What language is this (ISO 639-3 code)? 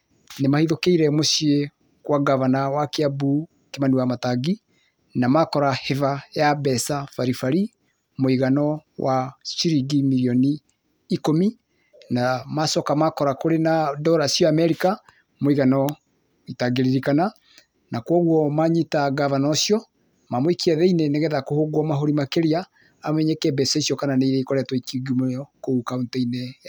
kik